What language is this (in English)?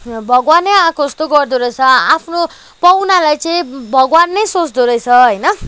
Nepali